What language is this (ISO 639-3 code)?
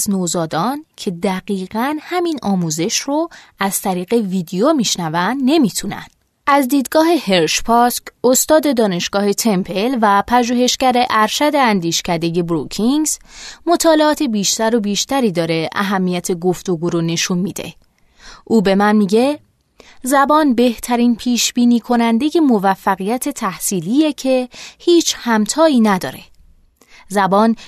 fas